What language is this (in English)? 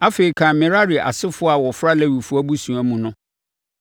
Akan